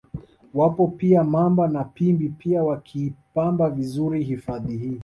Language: Swahili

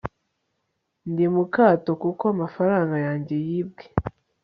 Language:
Kinyarwanda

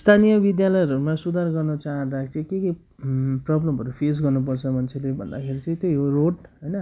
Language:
Nepali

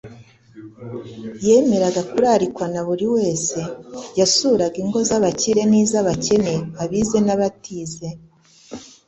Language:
Kinyarwanda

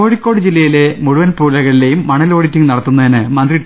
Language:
Malayalam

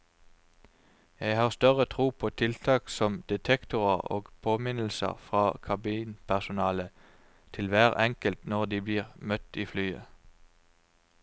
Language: Norwegian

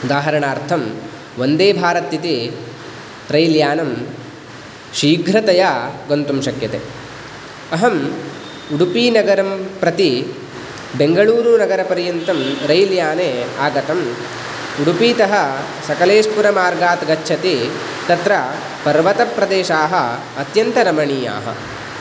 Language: Sanskrit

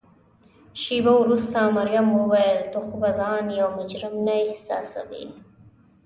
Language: Pashto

